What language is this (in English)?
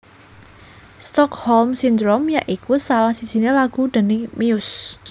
Javanese